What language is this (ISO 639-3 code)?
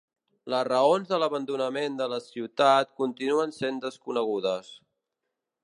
cat